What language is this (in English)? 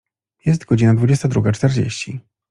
Polish